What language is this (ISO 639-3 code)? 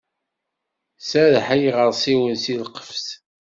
kab